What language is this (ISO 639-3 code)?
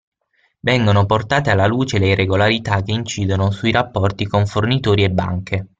ita